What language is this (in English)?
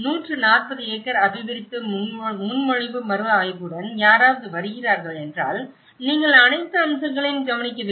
Tamil